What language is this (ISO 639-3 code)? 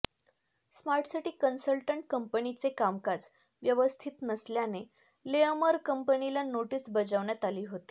mar